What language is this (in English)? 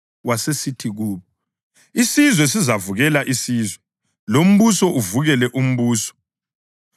North Ndebele